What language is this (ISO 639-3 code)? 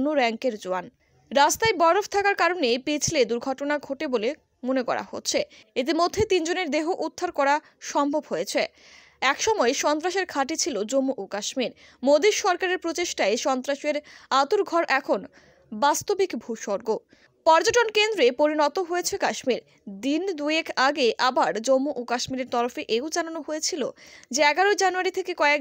tur